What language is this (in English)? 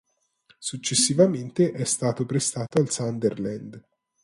Italian